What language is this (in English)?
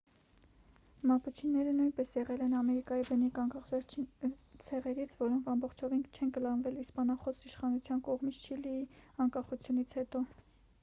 Armenian